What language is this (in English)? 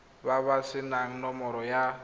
Tswana